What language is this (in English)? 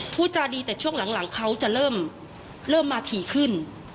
Thai